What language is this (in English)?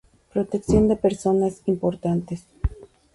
Spanish